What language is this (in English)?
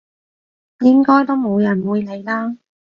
Cantonese